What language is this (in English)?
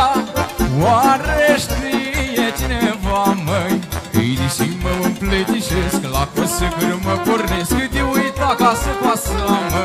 Romanian